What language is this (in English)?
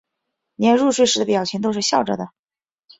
Chinese